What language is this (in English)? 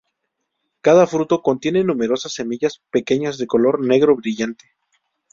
Spanish